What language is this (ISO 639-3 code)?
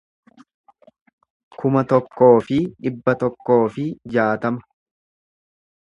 orm